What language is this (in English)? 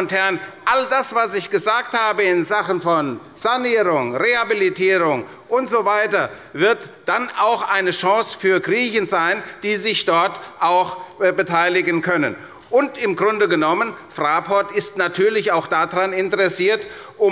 German